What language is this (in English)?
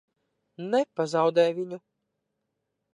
Latvian